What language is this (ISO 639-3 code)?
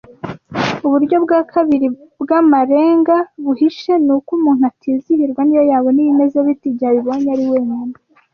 kin